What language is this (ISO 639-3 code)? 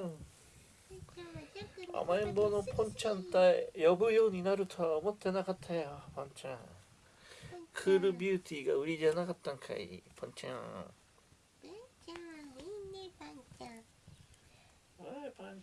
jpn